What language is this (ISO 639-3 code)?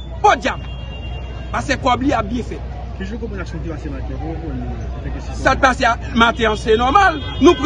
fra